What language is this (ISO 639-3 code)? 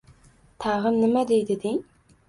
uzb